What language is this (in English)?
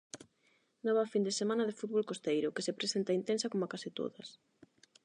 Galician